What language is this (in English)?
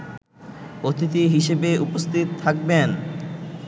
Bangla